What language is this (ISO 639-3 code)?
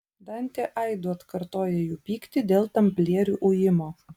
lit